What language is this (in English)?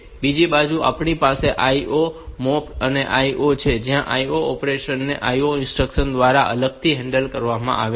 Gujarati